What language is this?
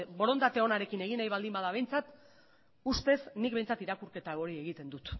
Basque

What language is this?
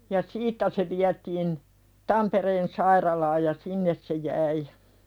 Finnish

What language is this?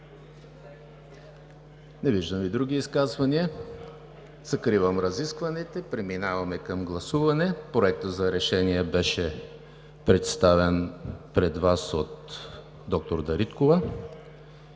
Bulgarian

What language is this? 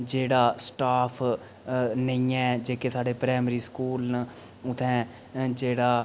Dogri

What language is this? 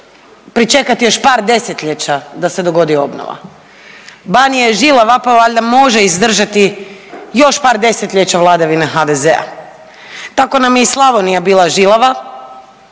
Croatian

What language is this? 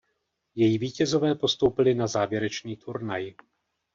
Czech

